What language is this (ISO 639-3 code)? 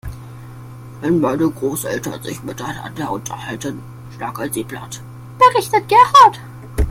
deu